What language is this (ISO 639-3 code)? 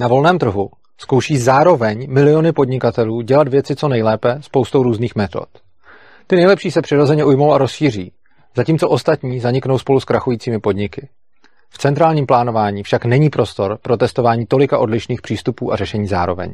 ces